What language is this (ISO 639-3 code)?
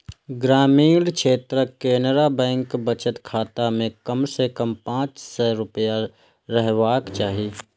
mai